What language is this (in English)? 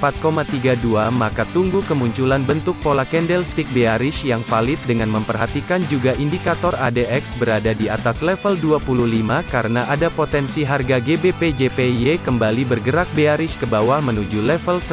Indonesian